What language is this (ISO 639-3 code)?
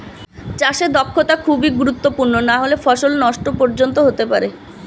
ben